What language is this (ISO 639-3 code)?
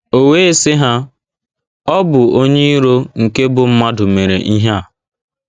ibo